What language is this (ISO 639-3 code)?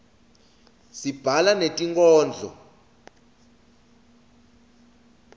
ssw